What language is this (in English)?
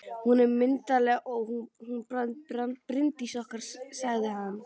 Icelandic